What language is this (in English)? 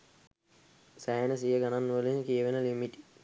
Sinhala